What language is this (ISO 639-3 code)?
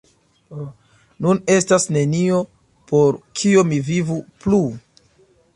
epo